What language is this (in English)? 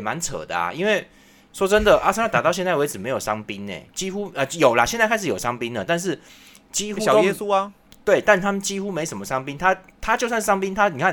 Chinese